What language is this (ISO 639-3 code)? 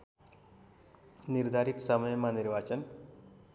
nep